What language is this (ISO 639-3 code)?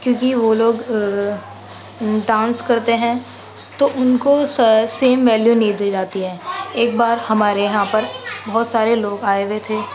urd